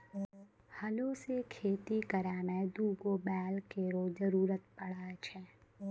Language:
Maithili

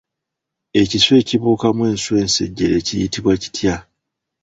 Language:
Ganda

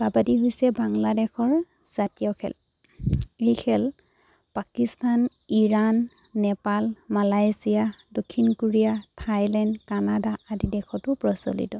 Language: Assamese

